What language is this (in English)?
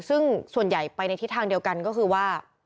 Thai